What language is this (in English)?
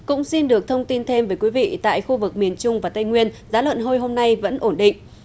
Vietnamese